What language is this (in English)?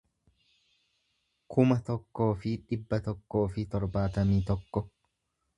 Oromo